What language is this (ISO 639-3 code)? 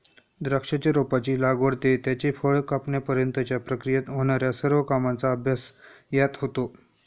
mar